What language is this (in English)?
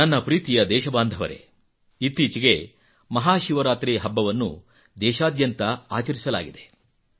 Kannada